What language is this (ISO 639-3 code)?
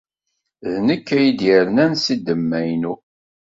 kab